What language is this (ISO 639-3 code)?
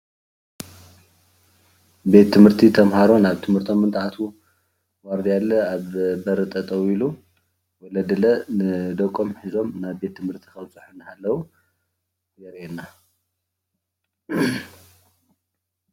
tir